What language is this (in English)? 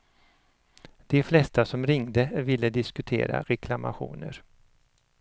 Swedish